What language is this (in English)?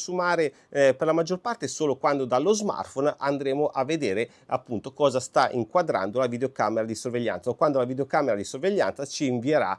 Italian